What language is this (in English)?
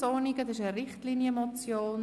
Swiss German